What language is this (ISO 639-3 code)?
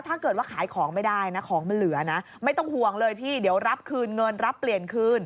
tha